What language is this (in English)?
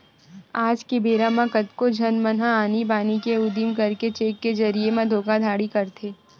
Chhattisgarhi